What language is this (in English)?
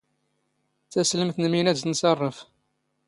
Standard Moroccan Tamazight